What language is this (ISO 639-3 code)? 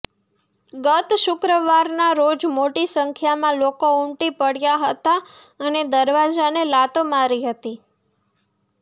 guj